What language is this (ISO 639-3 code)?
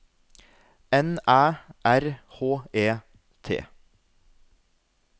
nor